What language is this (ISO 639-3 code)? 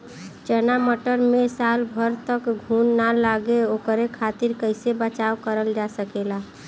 bho